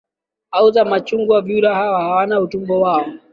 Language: Swahili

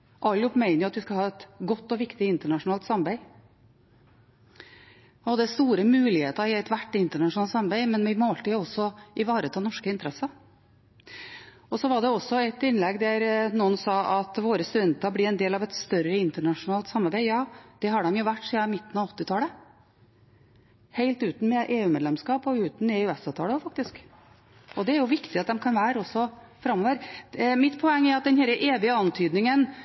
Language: Norwegian Bokmål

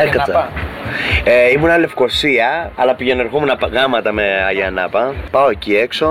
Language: Greek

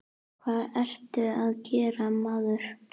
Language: Icelandic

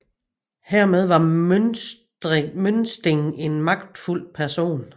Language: Danish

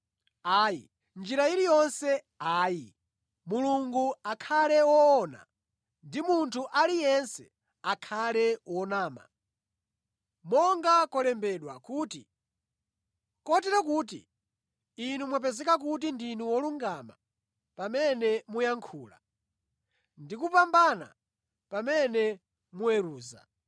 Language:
Nyanja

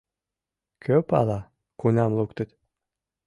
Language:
Mari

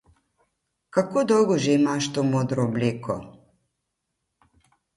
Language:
Slovenian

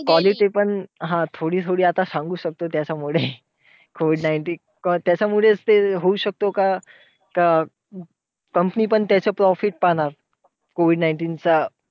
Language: Marathi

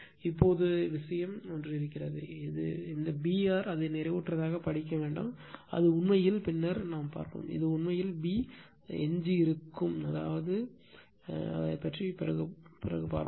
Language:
Tamil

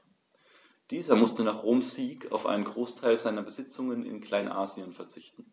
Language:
German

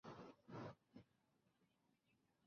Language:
Chinese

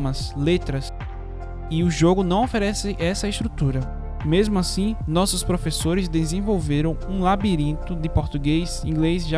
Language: Portuguese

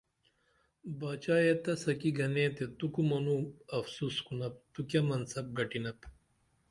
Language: Dameli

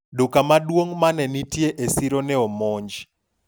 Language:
Luo (Kenya and Tanzania)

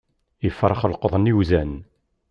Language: Kabyle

